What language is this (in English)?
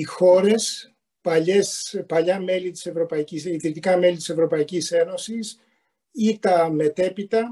Greek